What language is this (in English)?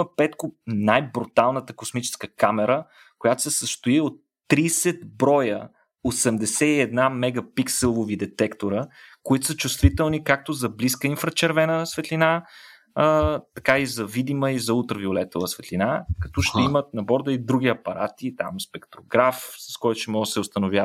Bulgarian